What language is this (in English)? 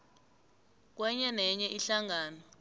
South Ndebele